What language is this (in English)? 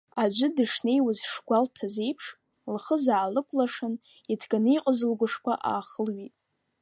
Abkhazian